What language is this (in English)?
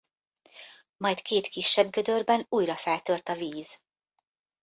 Hungarian